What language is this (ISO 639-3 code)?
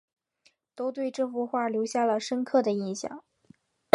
zho